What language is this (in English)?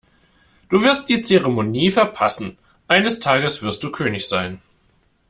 German